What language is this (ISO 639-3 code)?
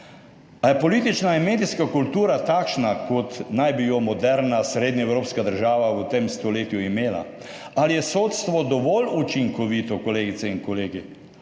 slv